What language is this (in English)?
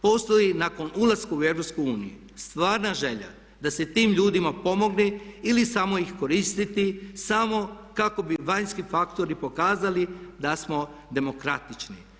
Croatian